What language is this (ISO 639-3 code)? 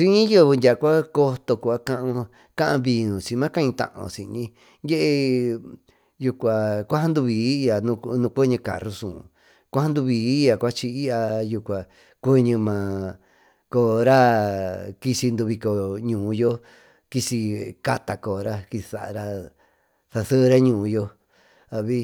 mtu